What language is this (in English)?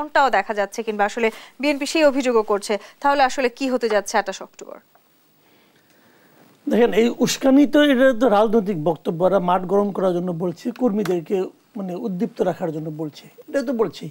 Bangla